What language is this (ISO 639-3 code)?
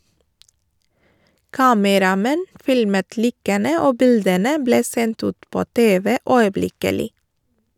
nor